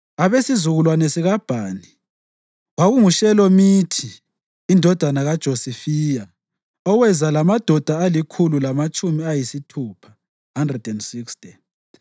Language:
North Ndebele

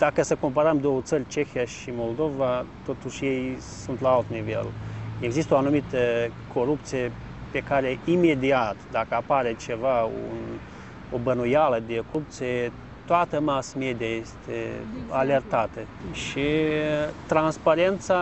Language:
Romanian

